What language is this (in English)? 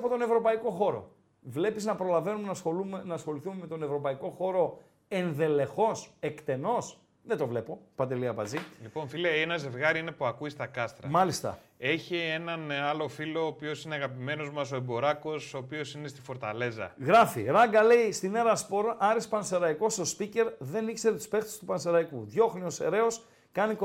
Greek